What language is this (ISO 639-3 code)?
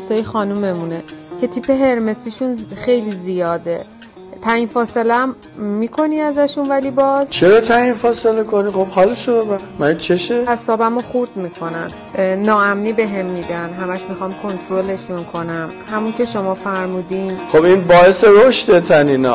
fas